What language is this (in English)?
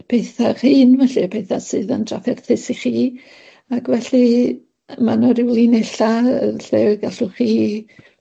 Welsh